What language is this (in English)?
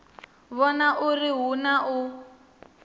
Venda